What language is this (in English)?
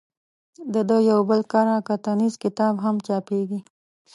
Pashto